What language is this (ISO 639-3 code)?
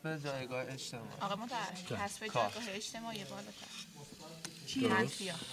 fas